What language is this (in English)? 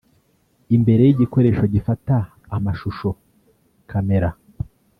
Kinyarwanda